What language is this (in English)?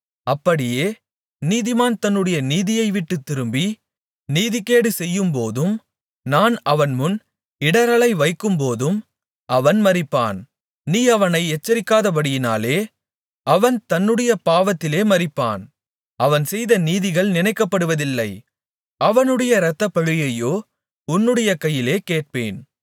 Tamil